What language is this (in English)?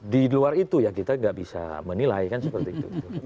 Indonesian